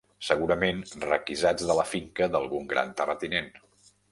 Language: Catalan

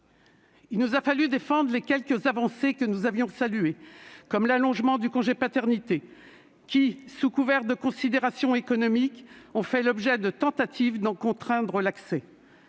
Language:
French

